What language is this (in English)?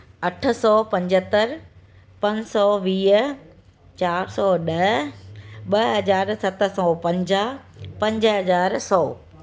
Sindhi